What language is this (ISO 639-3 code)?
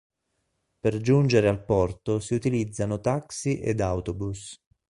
ita